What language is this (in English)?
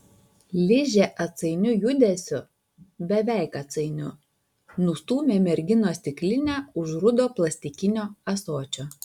Lithuanian